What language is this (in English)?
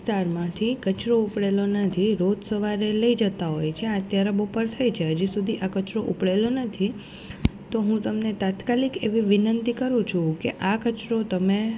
Gujarati